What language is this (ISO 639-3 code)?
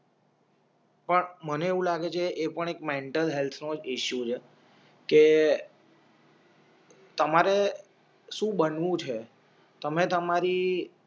guj